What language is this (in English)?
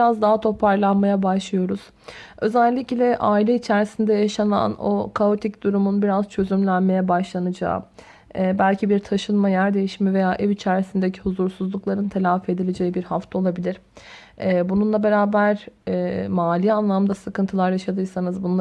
Turkish